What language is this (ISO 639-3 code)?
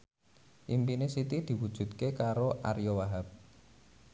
jav